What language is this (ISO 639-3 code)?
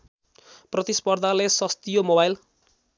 nep